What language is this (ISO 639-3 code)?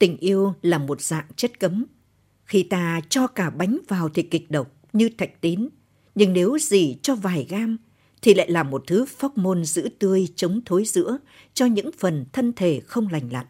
vie